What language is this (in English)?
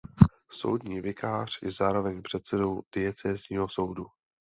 Czech